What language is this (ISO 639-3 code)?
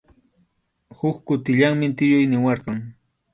qxu